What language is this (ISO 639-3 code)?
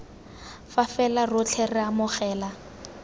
tsn